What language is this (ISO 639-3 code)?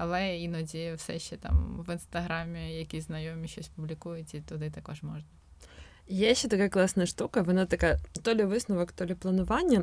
ukr